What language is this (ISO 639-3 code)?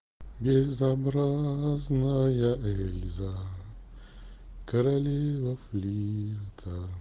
rus